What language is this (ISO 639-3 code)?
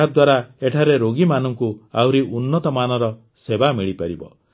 ori